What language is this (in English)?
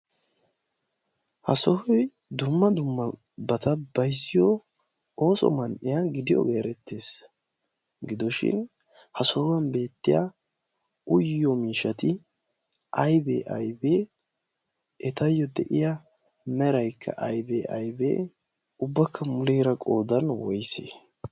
Wolaytta